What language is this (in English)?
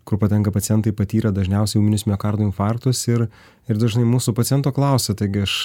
Lithuanian